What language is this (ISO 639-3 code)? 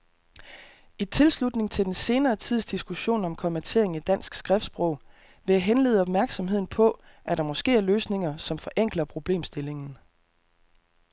dan